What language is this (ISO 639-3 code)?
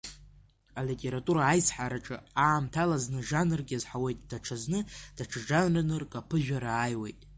abk